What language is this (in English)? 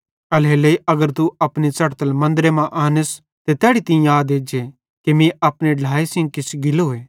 Bhadrawahi